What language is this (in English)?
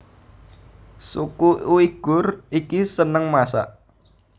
Javanese